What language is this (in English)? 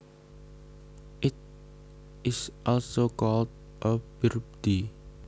Javanese